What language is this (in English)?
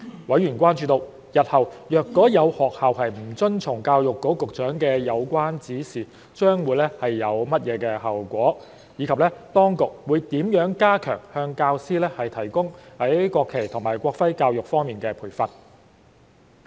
Cantonese